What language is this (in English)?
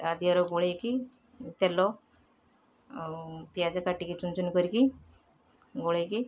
Odia